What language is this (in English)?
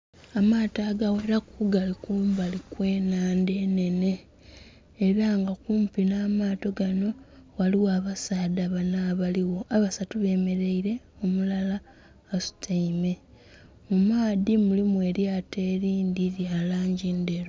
Soga